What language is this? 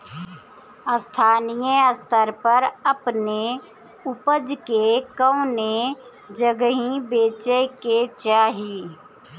Bhojpuri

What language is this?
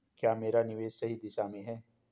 Hindi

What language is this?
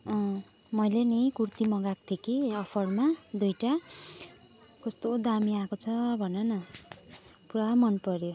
Nepali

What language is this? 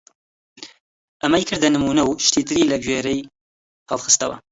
Central Kurdish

